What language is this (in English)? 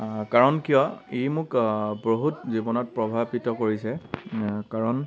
Assamese